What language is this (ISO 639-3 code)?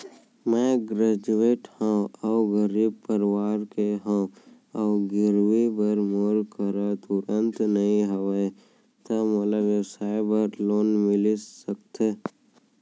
hne